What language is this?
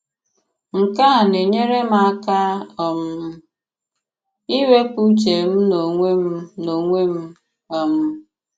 Igbo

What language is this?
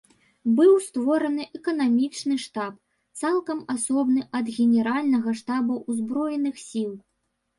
Belarusian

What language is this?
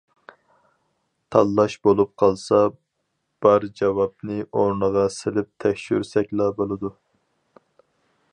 Uyghur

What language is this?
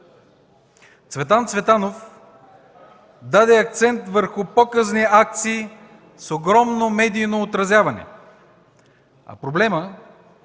Bulgarian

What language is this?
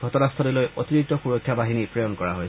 Assamese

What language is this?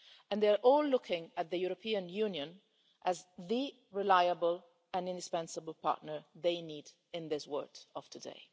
English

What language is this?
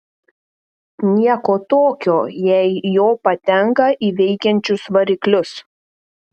Lithuanian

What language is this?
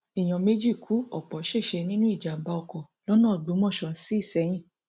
Yoruba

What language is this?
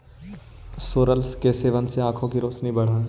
Magahi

